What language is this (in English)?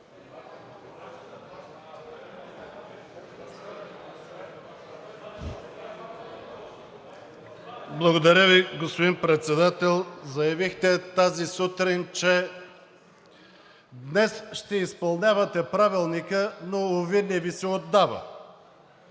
Bulgarian